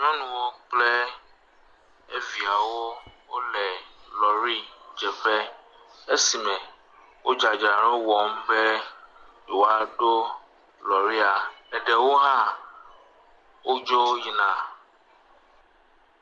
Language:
Ewe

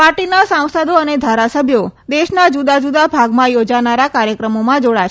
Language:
Gujarati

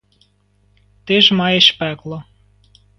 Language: Ukrainian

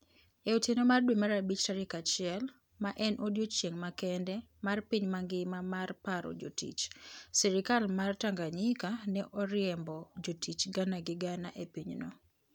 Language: Luo (Kenya and Tanzania)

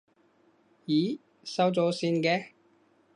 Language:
Cantonese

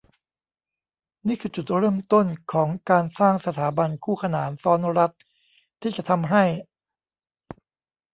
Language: Thai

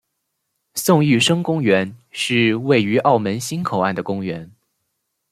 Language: Chinese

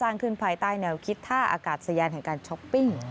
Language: Thai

